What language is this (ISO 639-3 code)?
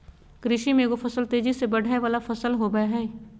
mag